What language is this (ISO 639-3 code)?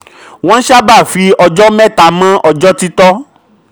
yor